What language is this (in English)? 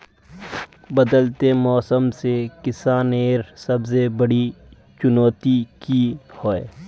Magahi